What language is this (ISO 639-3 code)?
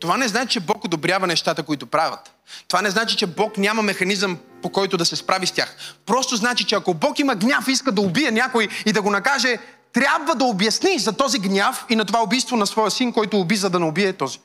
bul